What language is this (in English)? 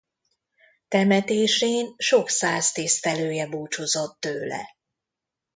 Hungarian